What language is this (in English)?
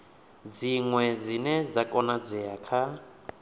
Venda